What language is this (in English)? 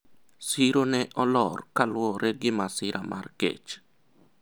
Luo (Kenya and Tanzania)